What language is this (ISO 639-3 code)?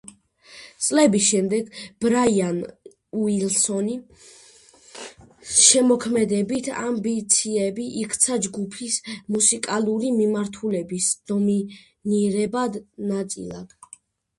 kat